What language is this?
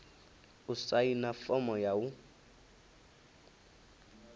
Venda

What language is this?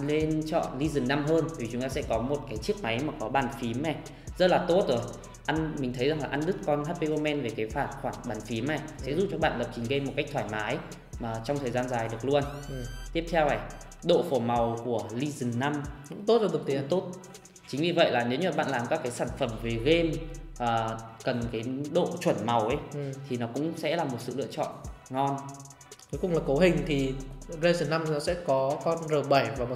Vietnamese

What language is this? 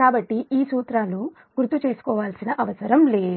Telugu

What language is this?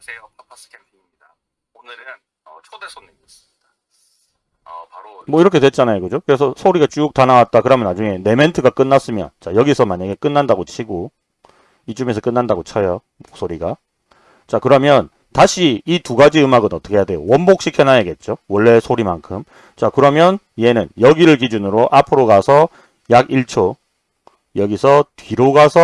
Korean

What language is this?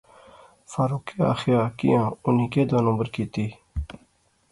Pahari-Potwari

